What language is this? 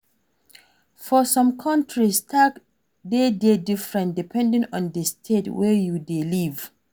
Nigerian Pidgin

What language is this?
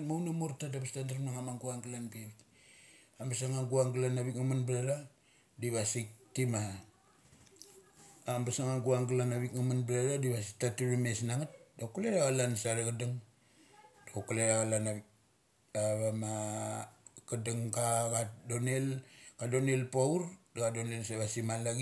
Mali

